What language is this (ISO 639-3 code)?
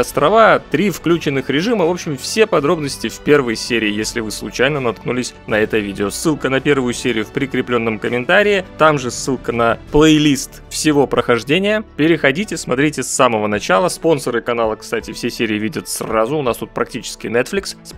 rus